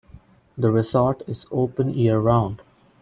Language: English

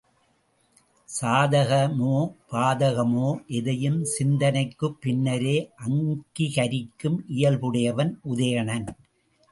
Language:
Tamil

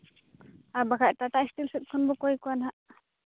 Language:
Santali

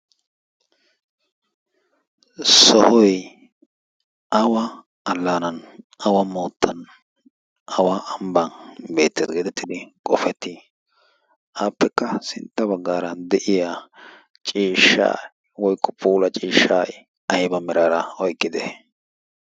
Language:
Wolaytta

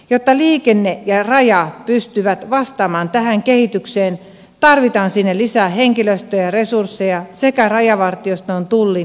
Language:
Finnish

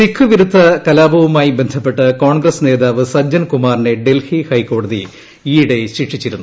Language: Malayalam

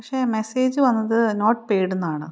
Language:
Malayalam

